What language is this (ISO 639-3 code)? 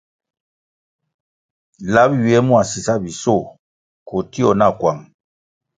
nmg